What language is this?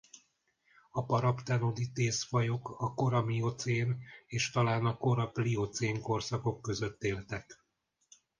Hungarian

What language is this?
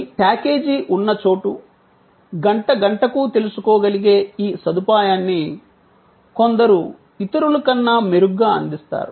Telugu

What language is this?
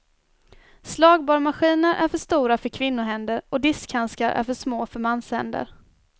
Swedish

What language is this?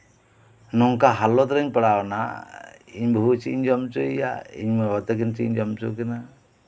Santali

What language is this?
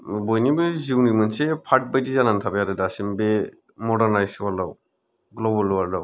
Bodo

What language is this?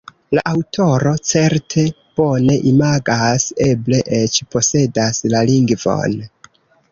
Esperanto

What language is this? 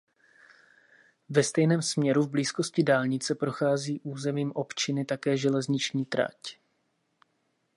Czech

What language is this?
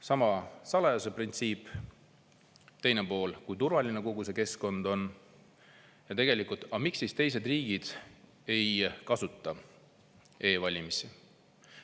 Estonian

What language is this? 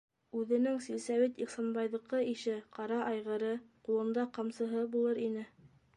Bashkir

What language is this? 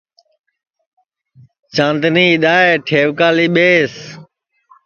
Sansi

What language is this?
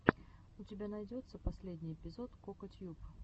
Russian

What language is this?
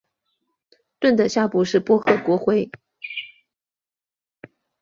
Chinese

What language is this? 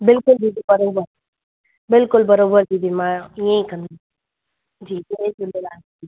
Sindhi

